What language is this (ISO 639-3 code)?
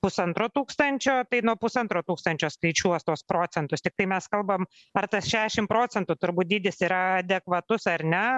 lit